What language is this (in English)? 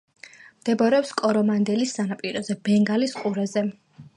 Georgian